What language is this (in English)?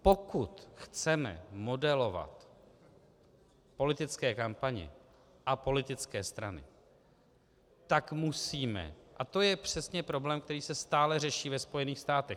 Czech